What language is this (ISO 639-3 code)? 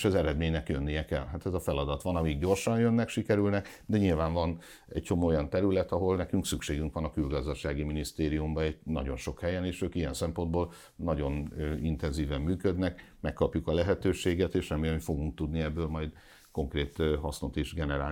hun